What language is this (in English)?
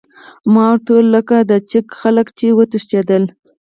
Pashto